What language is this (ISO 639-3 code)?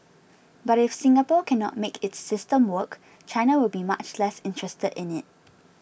eng